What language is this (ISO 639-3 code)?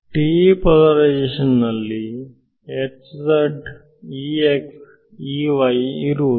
kan